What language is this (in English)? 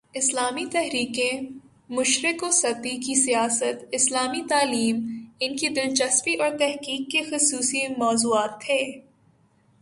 Urdu